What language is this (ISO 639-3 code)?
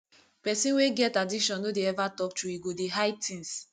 pcm